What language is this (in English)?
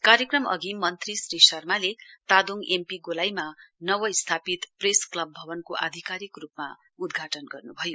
Nepali